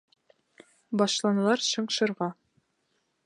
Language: Bashkir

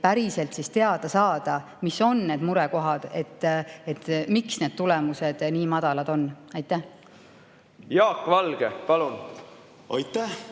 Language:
Estonian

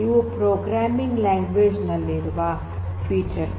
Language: Kannada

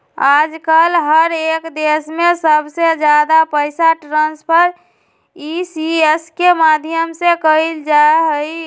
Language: Magahi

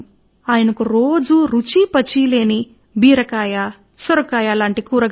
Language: Telugu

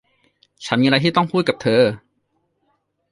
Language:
Thai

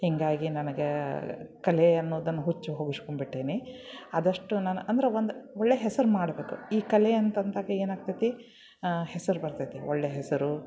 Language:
Kannada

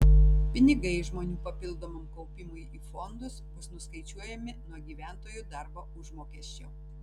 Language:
Lithuanian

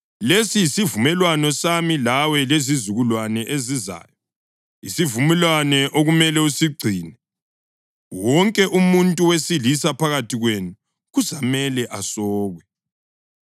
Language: North Ndebele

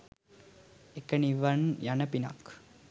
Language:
Sinhala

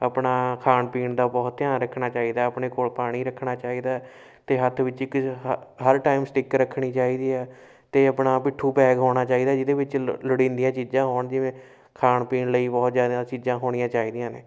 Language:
Punjabi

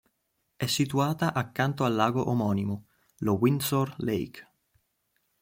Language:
Italian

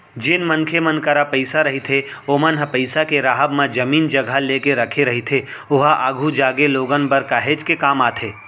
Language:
Chhattisgarhi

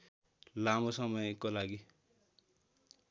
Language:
Nepali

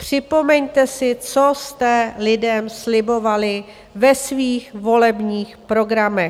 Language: Czech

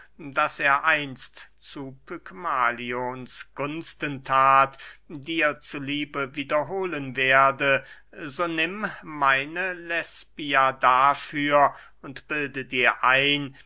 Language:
German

